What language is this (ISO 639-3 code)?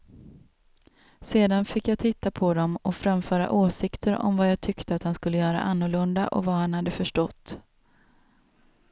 swe